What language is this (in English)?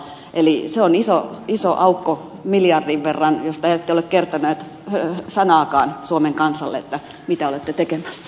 Finnish